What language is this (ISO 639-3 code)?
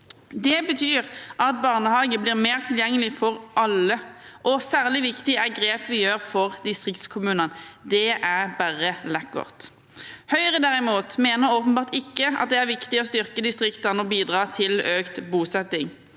nor